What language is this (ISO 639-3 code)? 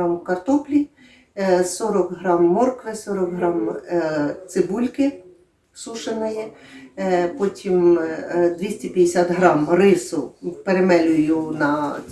ukr